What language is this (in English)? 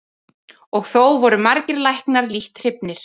Icelandic